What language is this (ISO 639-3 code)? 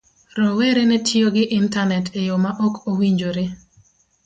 luo